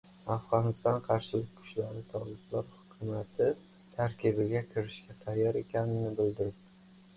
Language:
Uzbek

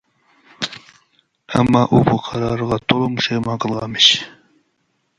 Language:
Uyghur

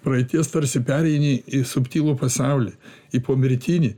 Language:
Lithuanian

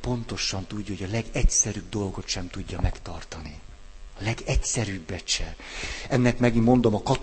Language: Hungarian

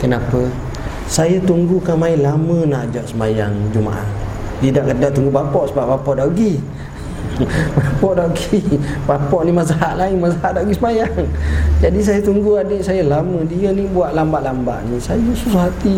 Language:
Malay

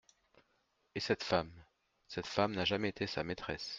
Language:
French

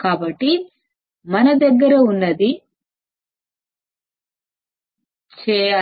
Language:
Telugu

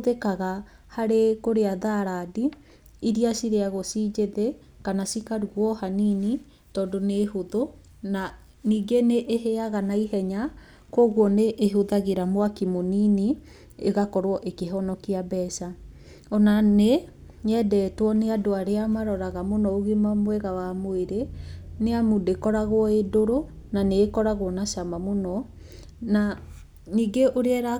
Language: Kikuyu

